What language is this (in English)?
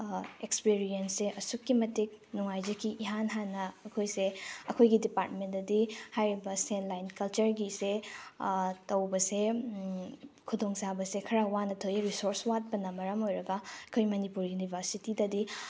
Manipuri